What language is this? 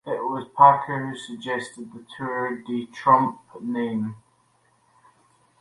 English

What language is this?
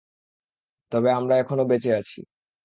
Bangla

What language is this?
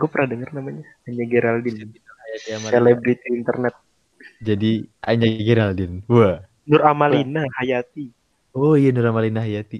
Indonesian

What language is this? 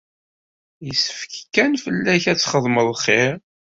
Kabyle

